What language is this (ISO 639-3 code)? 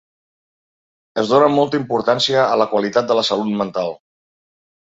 cat